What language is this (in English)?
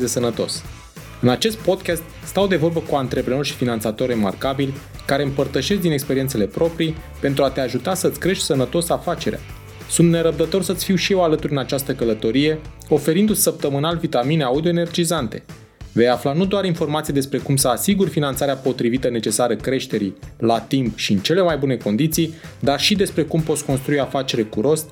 Romanian